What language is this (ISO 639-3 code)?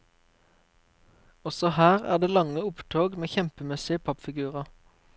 nor